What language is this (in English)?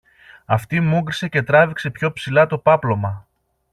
Greek